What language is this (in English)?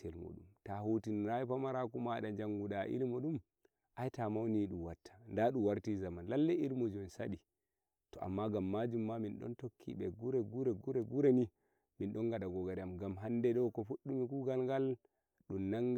Nigerian Fulfulde